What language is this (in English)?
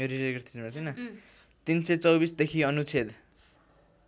Nepali